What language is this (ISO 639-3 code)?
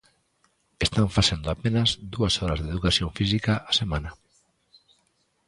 glg